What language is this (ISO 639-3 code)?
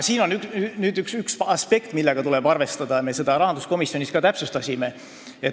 est